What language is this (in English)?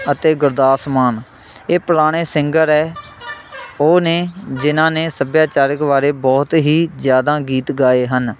Punjabi